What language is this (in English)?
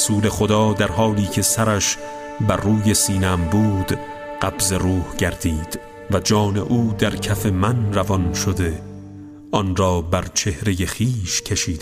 Persian